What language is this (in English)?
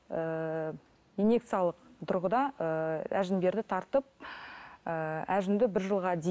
Kazakh